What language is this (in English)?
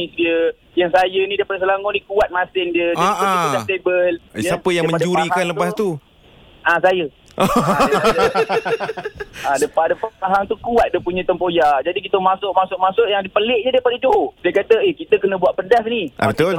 Malay